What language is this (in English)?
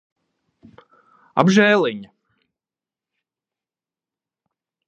Latvian